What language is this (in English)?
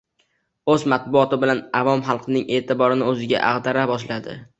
Uzbek